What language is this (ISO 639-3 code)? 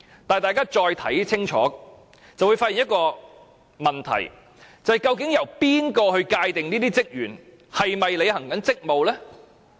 yue